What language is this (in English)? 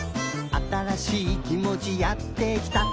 Japanese